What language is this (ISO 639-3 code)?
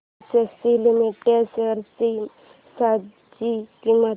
mar